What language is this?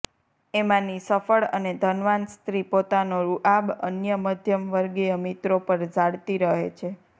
Gujarati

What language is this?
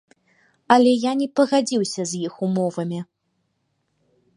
Belarusian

